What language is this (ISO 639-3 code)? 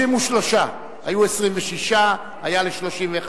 heb